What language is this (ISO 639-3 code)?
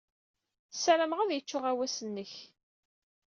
kab